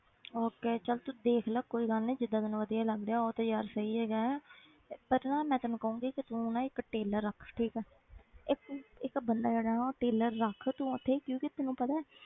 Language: Punjabi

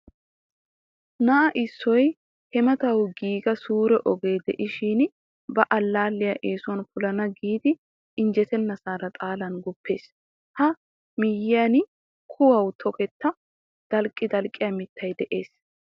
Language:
Wolaytta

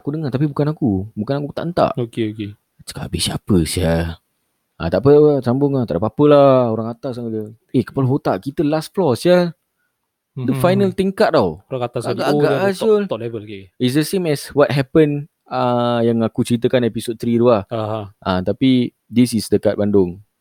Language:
Malay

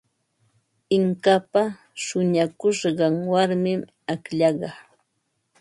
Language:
Ambo-Pasco Quechua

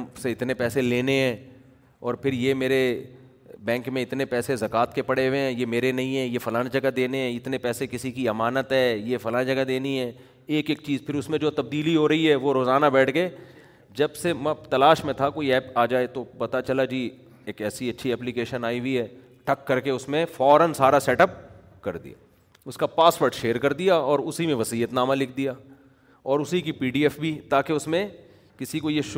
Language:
Urdu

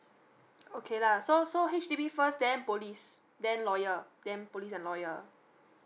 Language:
English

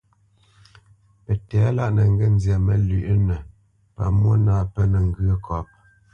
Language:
Bamenyam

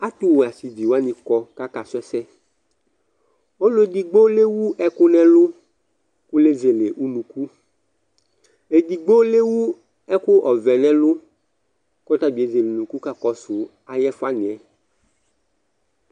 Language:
Ikposo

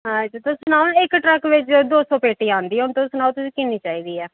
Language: Dogri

